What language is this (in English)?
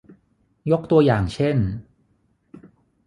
Thai